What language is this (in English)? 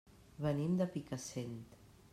Catalan